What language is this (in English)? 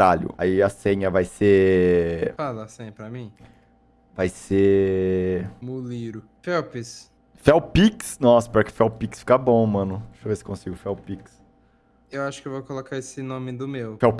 Portuguese